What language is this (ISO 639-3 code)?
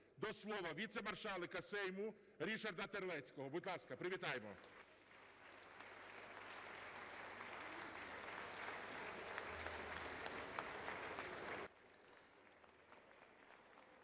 ukr